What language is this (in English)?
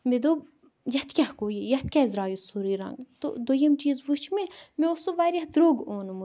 Kashmiri